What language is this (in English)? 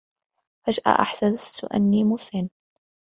Arabic